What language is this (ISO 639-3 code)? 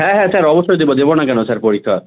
ben